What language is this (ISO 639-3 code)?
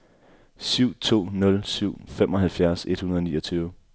dan